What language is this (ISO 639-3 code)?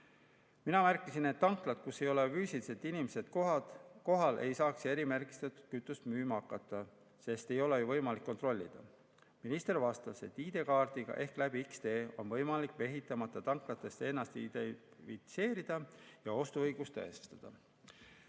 est